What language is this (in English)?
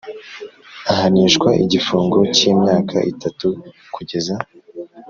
Kinyarwanda